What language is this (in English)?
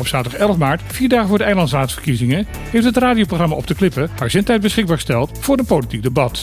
Dutch